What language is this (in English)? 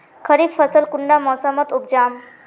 Magahi